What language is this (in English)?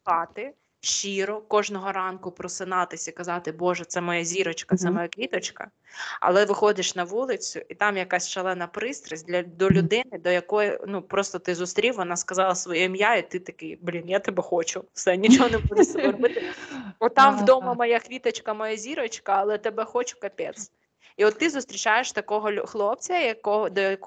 Ukrainian